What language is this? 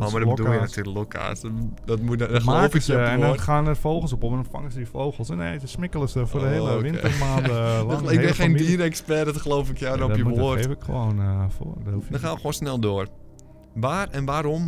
Dutch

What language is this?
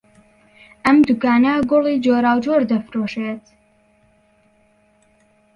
Central Kurdish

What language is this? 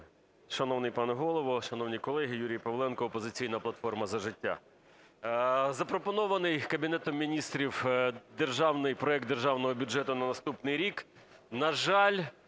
Ukrainian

